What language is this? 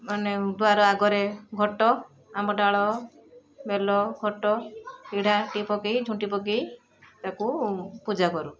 Odia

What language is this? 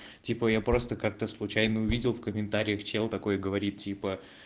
Russian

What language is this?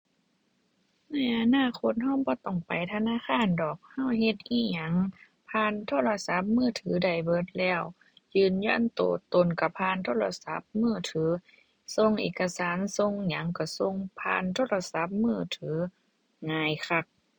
Thai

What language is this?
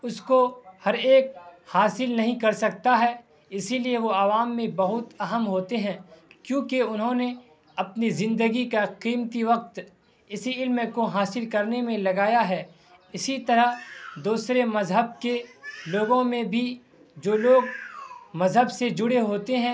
Urdu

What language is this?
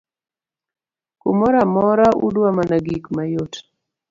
Luo (Kenya and Tanzania)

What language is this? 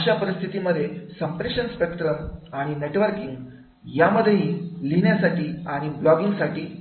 Marathi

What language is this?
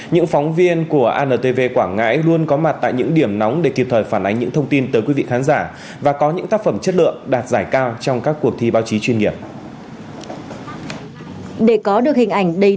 Vietnamese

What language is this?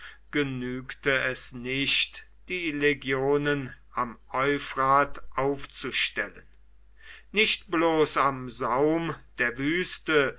German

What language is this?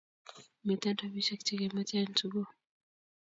Kalenjin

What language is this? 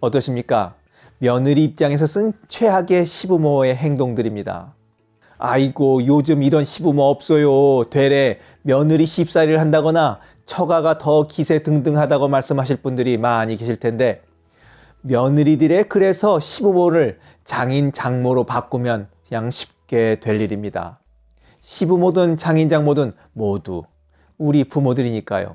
Korean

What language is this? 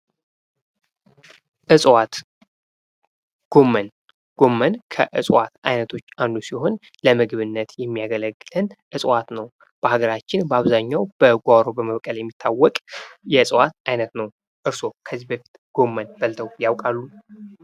Amharic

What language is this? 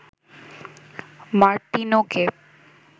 Bangla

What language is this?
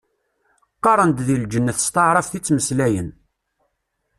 Kabyle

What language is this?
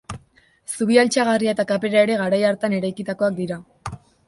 Basque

